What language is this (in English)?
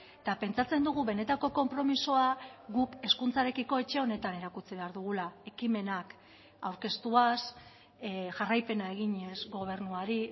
Basque